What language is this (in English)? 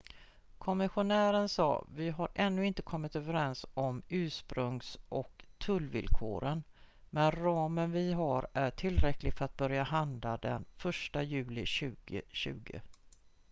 Swedish